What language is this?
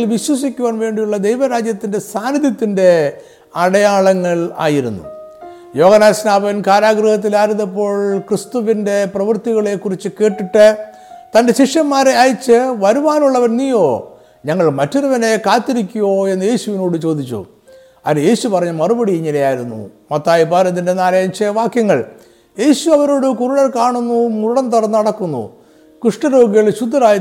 Malayalam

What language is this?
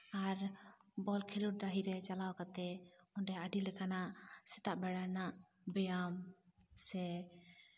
Santali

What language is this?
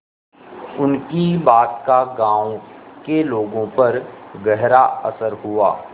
Hindi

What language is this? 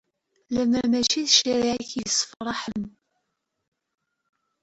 Kabyle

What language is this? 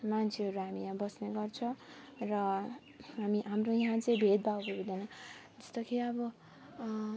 Nepali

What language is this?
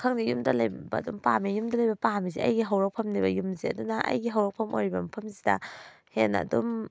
Manipuri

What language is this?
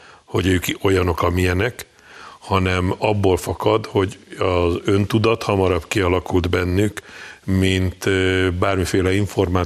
Hungarian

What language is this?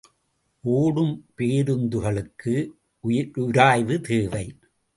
Tamil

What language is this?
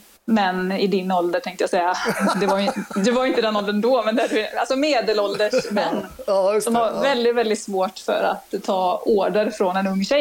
Swedish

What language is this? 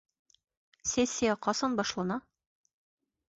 Bashkir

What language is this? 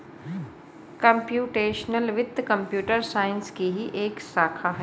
Hindi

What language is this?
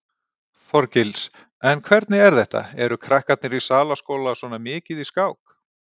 Icelandic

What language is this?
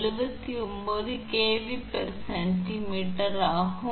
Tamil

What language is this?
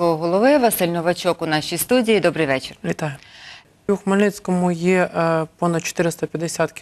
Ukrainian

